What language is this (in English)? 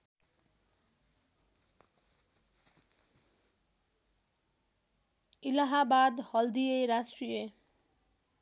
Nepali